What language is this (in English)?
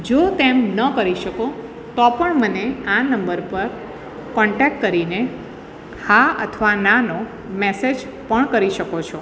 Gujarati